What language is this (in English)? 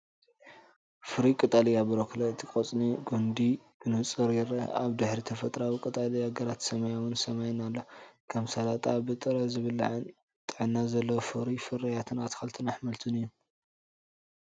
Tigrinya